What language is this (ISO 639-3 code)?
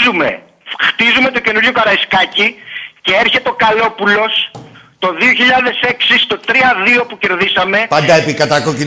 ell